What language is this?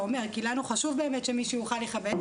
Hebrew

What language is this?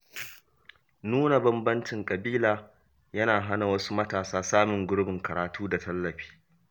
Hausa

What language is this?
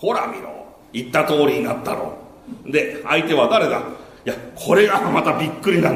Japanese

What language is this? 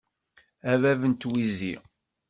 Kabyle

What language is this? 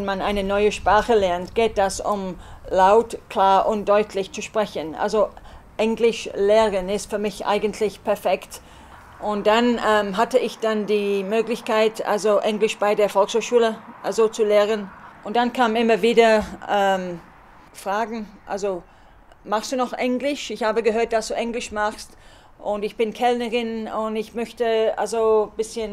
German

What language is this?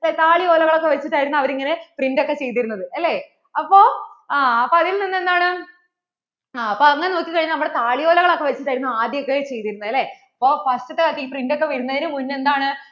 Malayalam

